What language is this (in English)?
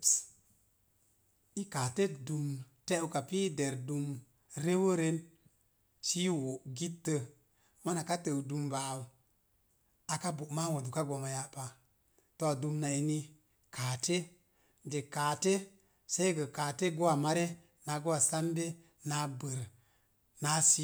Mom Jango